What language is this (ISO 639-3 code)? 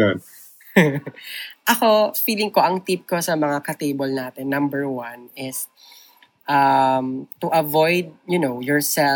fil